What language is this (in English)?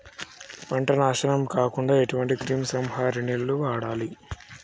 Telugu